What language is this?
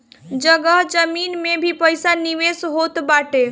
Bhojpuri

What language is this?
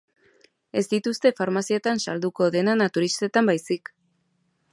Basque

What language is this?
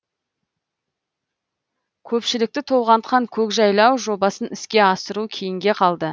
Kazakh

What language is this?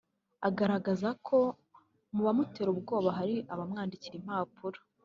Kinyarwanda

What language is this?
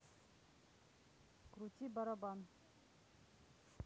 Russian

